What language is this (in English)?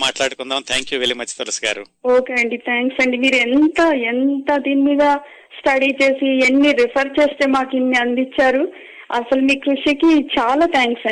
Telugu